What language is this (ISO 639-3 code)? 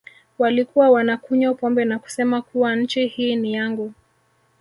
swa